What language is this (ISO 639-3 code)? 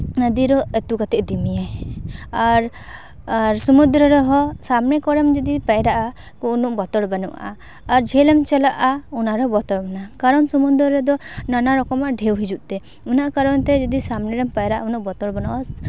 sat